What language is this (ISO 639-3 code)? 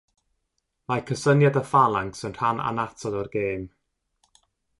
cym